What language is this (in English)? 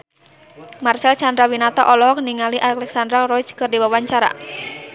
Sundanese